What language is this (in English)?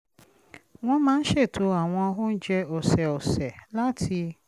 Yoruba